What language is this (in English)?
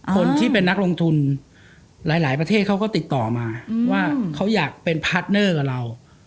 Thai